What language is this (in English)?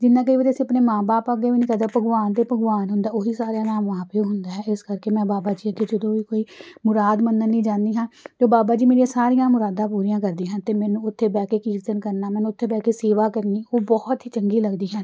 Punjabi